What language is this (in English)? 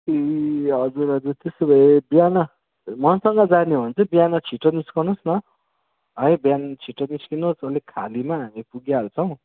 Nepali